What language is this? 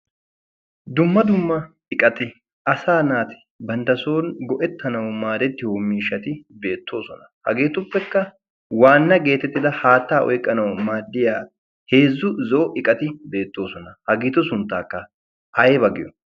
Wolaytta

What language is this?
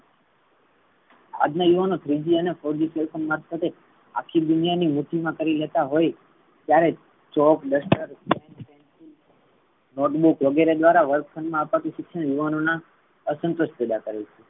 Gujarati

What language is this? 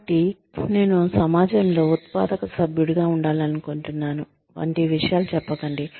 Telugu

